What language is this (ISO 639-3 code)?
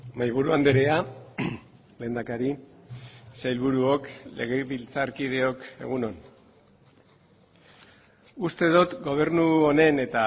eus